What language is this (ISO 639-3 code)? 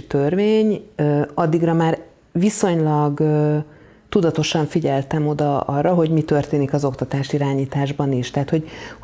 hun